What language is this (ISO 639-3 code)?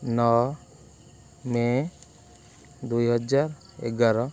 ori